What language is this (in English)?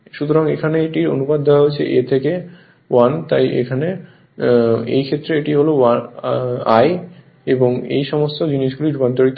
Bangla